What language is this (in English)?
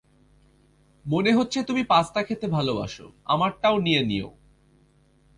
Bangla